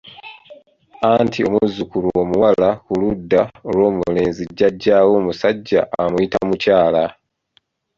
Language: Ganda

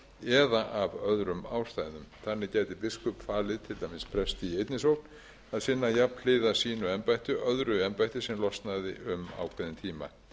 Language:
Icelandic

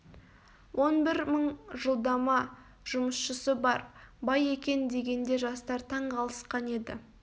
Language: Kazakh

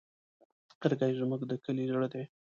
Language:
Pashto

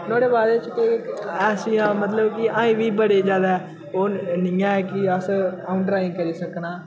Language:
Dogri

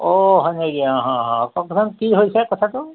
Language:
Assamese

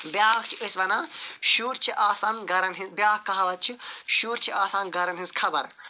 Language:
Kashmiri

